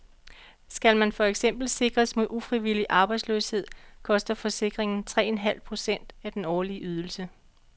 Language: Danish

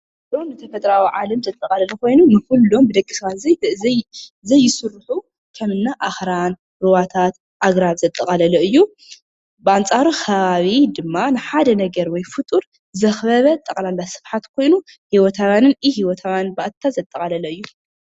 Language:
Tigrinya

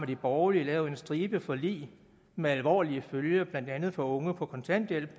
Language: Danish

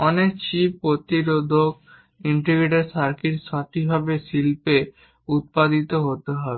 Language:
Bangla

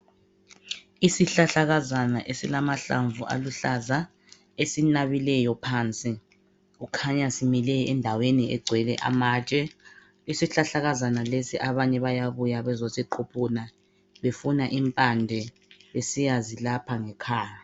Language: North Ndebele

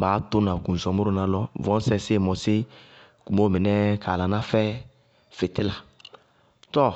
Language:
Bago-Kusuntu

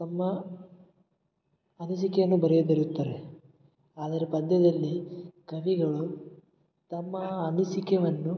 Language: Kannada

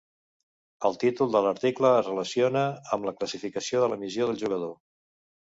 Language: Catalan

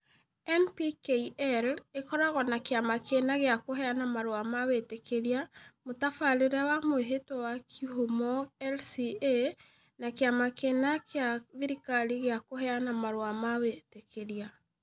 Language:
Kikuyu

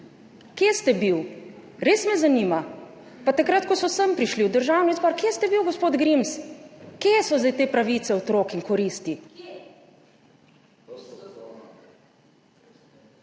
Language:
Slovenian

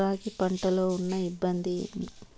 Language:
Telugu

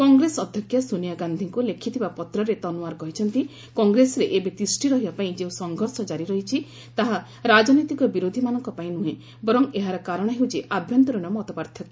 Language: Odia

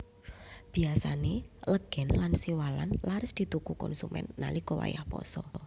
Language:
Javanese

